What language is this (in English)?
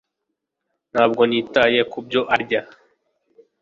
Kinyarwanda